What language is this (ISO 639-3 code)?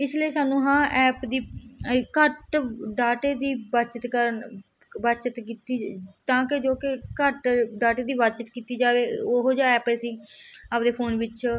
pan